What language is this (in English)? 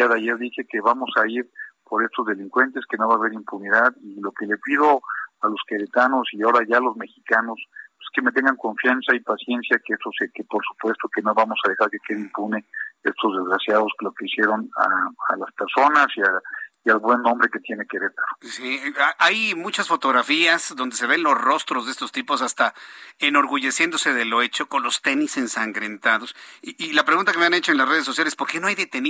Spanish